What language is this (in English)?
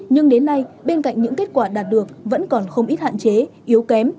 Vietnamese